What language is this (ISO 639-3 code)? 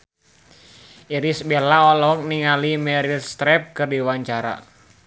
sun